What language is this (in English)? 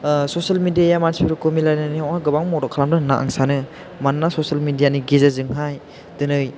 Bodo